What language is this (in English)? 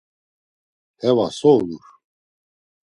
Laz